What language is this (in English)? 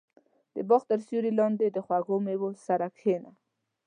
Pashto